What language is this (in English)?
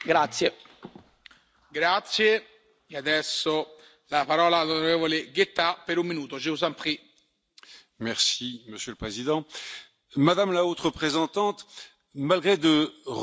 French